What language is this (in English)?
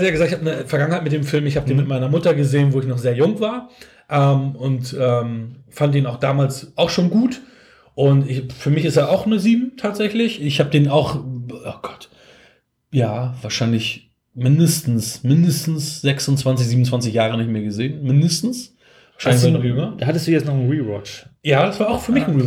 German